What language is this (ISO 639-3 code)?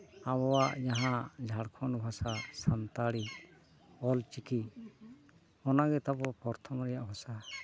sat